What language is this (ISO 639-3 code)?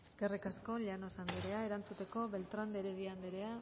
eus